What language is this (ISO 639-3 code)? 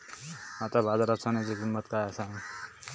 mar